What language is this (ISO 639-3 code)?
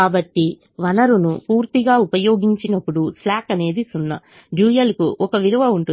tel